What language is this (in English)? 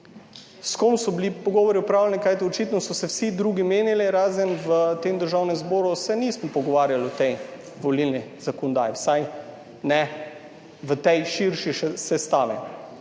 Slovenian